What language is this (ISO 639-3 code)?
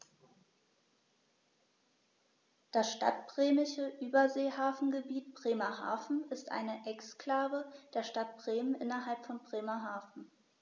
deu